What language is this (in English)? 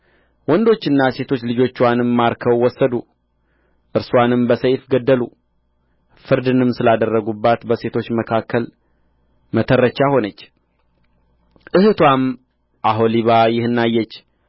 Amharic